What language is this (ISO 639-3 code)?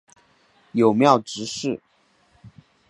zho